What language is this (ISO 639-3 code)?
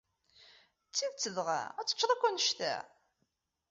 kab